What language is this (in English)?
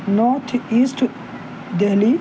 Urdu